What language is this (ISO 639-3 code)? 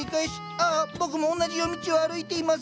jpn